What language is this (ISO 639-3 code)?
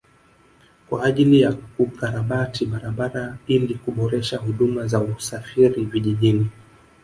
swa